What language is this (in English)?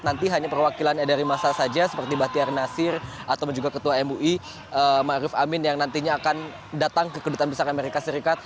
Indonesian